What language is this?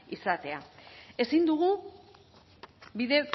Basque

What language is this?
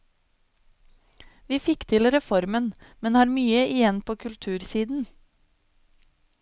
Norwegian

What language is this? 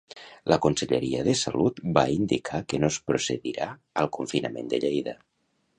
Catalan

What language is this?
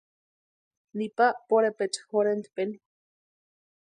Western Highland Purepecha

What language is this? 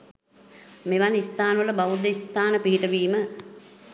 Sinhala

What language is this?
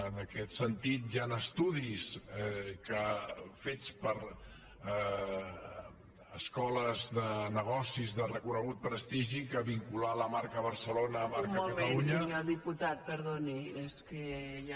Catalan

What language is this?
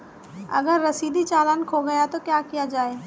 Hindi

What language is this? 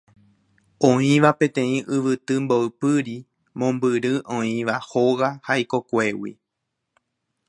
Guarani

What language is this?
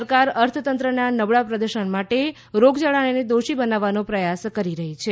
Gujarati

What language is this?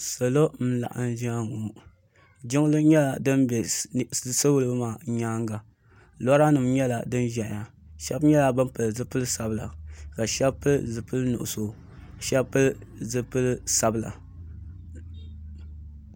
Dagbani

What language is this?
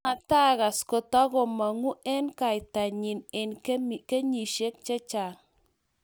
Kalenjin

